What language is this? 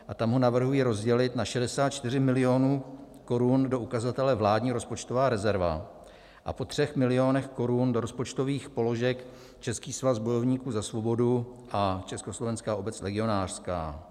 Czech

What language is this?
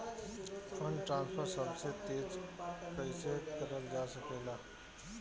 Bhojpuri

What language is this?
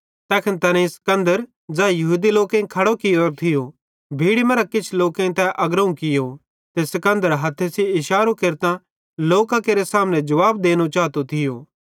Bhadrawahi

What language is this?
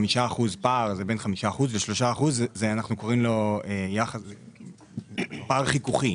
Hebrew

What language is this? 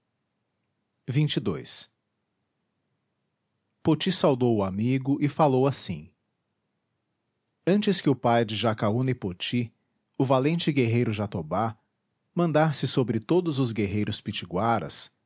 Portuguese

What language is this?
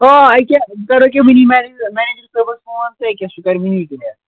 Kashmiri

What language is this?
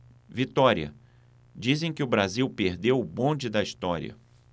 Portuguese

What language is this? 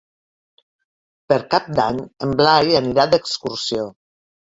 Catalan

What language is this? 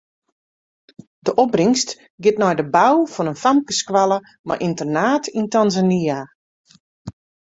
Western Frisian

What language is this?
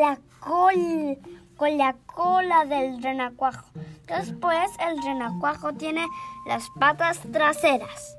Spanish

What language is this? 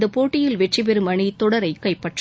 Tamil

